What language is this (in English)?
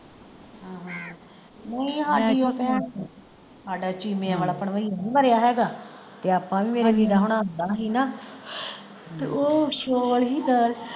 Punjabi